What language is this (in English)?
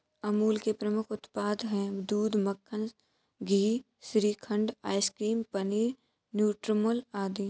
Hindi